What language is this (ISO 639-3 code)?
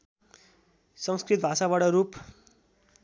nep